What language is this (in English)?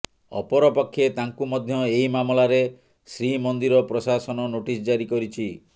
Odia